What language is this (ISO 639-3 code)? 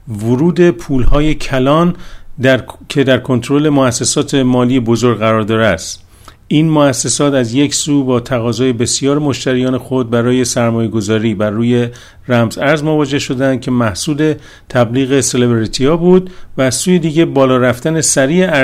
fas